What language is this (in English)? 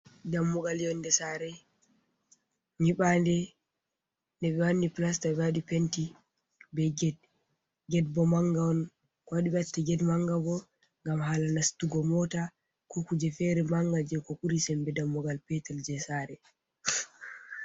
Fula